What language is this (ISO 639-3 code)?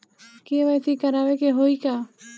bho